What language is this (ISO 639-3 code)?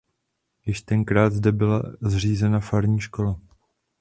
ces